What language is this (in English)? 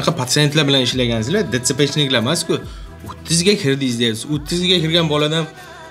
Turkish